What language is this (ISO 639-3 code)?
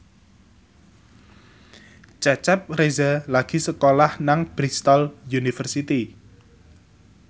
jav